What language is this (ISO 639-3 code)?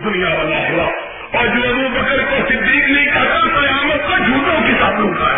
urd